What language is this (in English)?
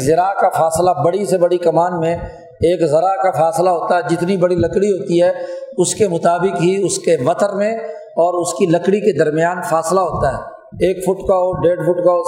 Urdu